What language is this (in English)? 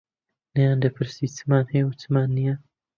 Central Kurdish